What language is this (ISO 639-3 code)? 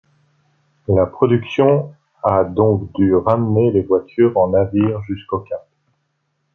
fra